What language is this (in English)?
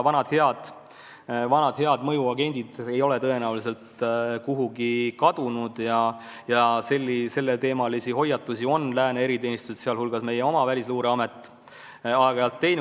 Estonian